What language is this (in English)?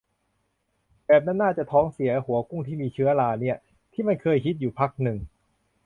Thai